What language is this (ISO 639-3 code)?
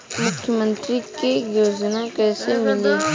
bho